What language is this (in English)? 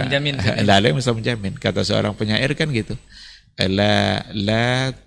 Indonesian